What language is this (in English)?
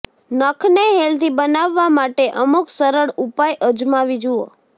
Gujarati